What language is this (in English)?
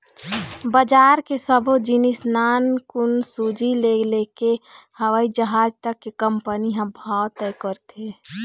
Chhattisgarhi